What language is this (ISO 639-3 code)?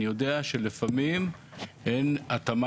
heb